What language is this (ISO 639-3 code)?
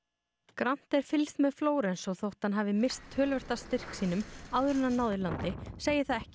isl